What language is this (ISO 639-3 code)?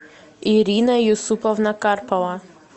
rus